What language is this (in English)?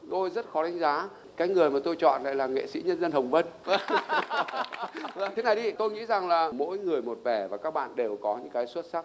Vietnamese